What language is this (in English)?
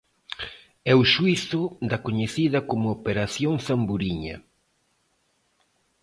Galician